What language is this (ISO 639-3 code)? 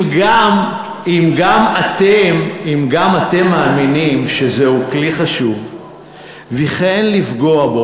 heb